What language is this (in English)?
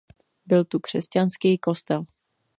Czech